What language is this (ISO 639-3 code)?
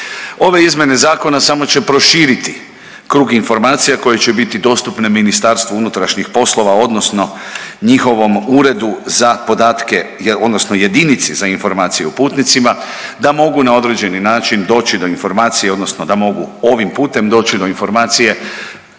hrv